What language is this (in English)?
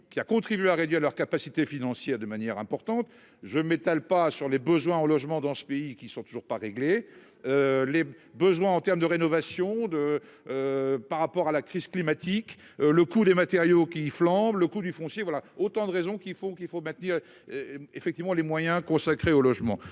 French